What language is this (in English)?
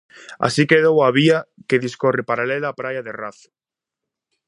Galician